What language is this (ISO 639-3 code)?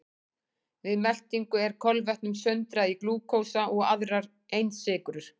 isl